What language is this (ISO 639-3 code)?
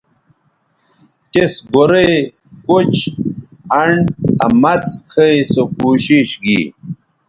btv